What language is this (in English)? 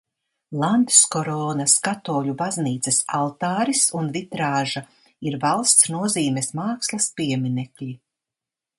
Latvian